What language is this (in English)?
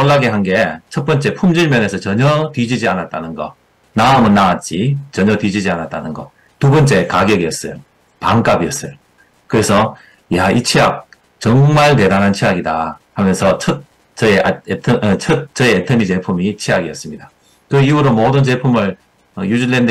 Korean